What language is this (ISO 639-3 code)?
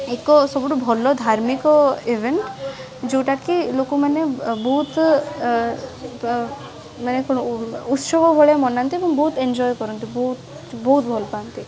ori